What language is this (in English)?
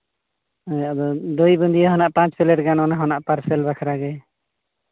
Santali